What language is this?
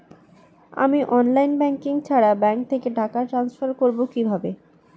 Bangla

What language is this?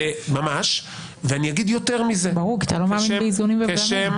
Hebrew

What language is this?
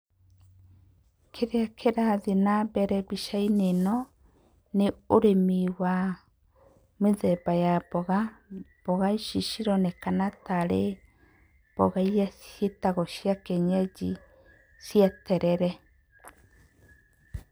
Kikuyu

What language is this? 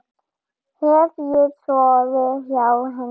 Icelandic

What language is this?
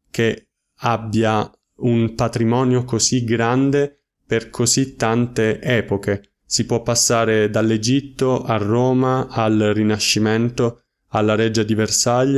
Italian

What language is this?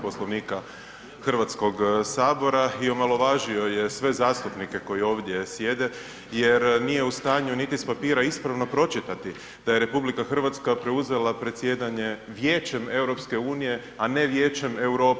Croatian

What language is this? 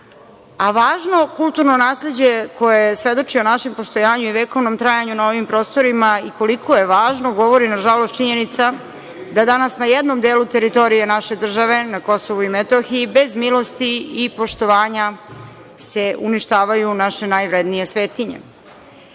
Serbian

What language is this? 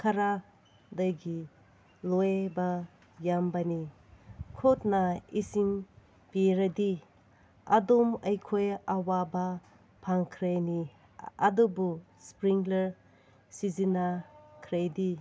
Manipuri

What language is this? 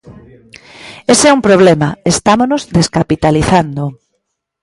Galician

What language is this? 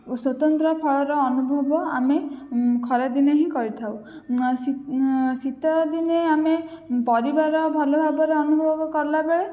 Odia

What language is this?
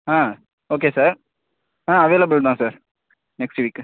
Tamil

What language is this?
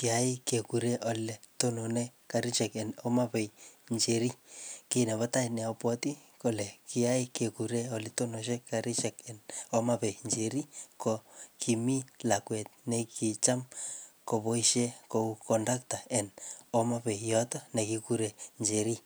Kalenjin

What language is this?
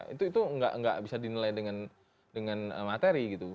Indonesian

